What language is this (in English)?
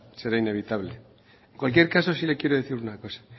Spanish